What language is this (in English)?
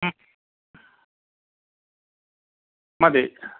Malayalam